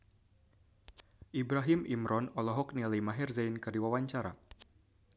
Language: Sundanese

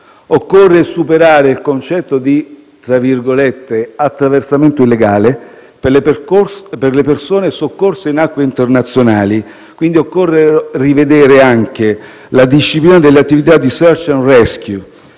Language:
Italian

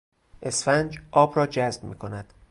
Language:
Persian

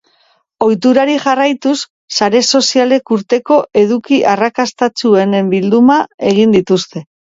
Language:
Basque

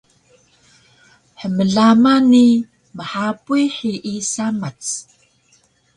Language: Taroko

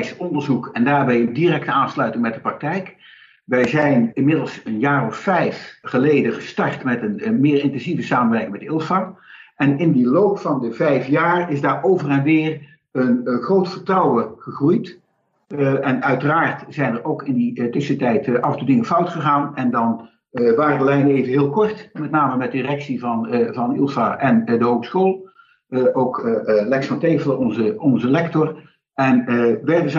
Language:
Dutch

